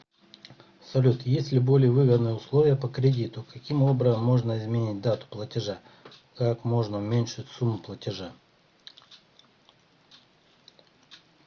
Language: Russian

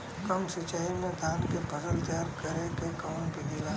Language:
Bhojpuri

